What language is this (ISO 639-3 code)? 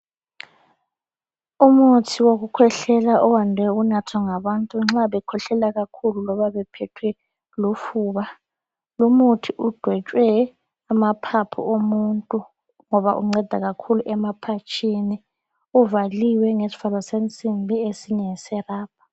nde